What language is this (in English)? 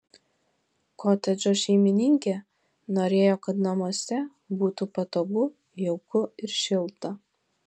Lithuanian